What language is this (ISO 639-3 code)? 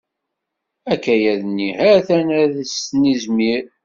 kab